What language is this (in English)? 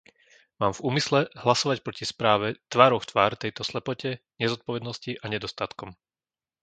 Slovak